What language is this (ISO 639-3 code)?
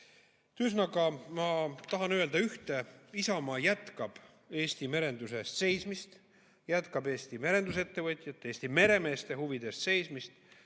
est